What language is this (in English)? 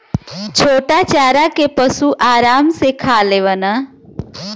Bhojpuri